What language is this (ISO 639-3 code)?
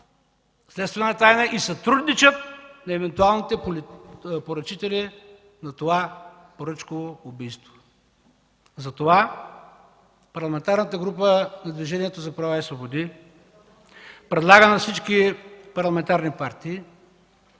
bul